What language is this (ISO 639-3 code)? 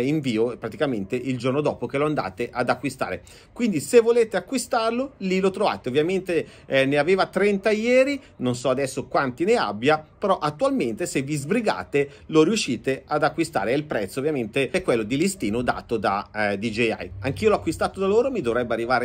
ita